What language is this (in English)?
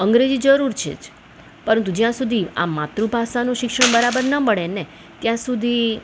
Gujarati